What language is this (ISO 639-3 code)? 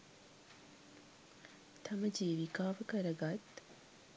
sin